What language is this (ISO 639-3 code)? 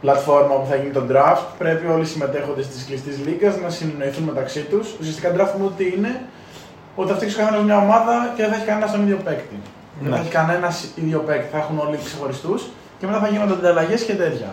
ell